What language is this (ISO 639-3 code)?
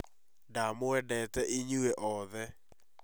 kik